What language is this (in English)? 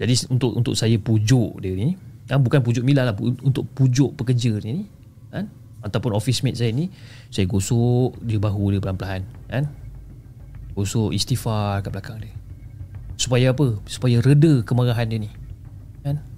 Malay